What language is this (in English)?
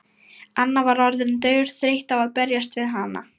Icelandic